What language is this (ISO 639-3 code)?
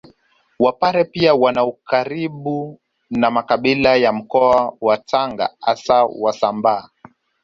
swa